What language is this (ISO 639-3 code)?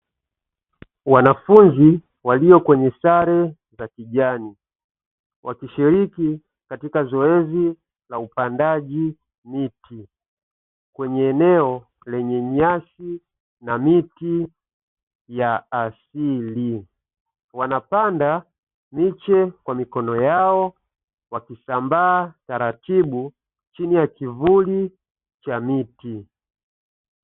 swa